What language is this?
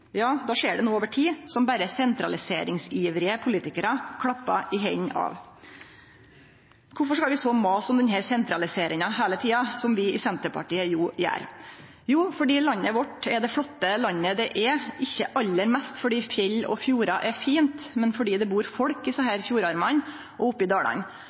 Norwegian Nynorsk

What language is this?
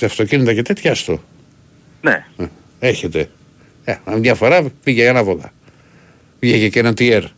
Greek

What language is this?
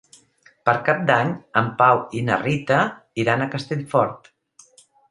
Catalan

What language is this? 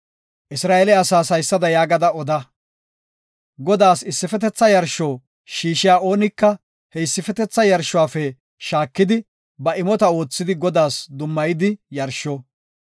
Gofa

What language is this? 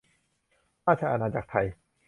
Thai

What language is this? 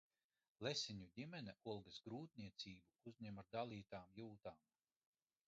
Latvian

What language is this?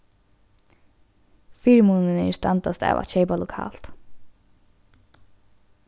Faroese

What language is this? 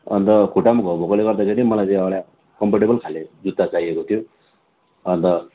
Nepali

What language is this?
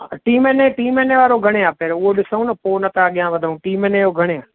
Sindhi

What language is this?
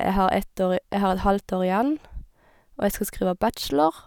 Norwegian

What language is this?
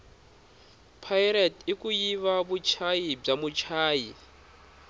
Tsonga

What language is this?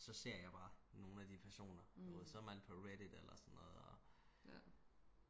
Danish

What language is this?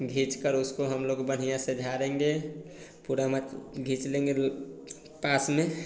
Hindi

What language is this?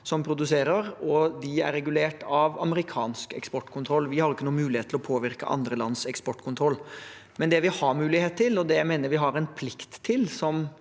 Norwegian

